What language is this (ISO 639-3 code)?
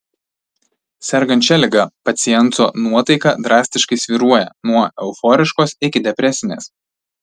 lit